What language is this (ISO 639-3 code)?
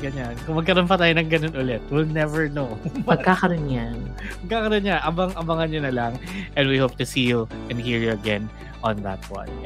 fil